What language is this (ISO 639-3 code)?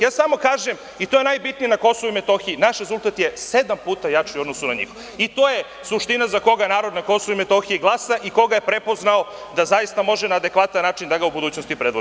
srp